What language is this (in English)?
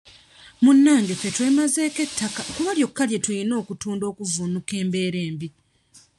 Ganda